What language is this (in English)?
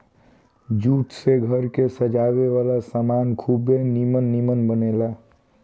Bhojpuri